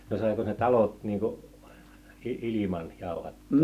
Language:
Finnish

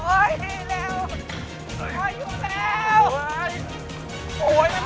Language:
Thai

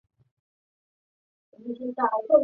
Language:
Chinese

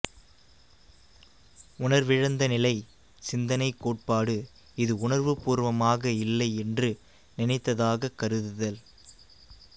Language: Tamil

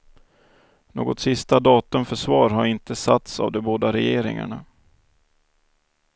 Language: Swedish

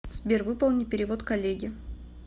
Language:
Russian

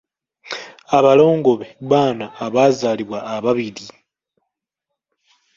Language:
Ganda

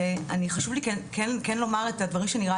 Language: Hebrew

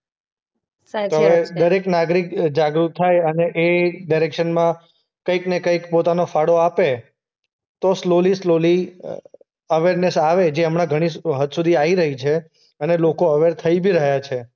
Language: Gujarati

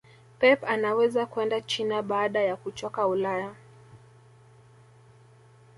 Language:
Swahili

